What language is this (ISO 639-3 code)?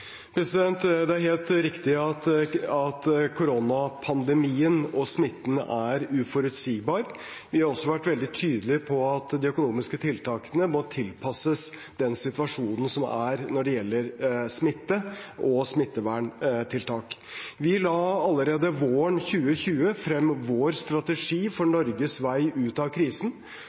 nob